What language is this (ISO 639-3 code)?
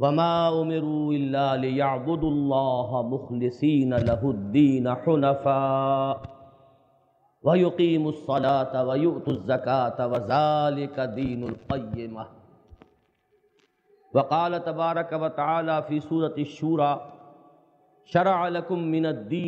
urd